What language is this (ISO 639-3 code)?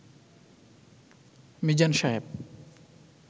ben